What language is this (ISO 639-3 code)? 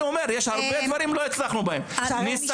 heb